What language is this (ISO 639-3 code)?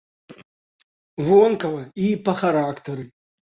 bel